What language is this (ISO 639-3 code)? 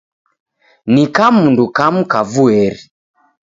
dav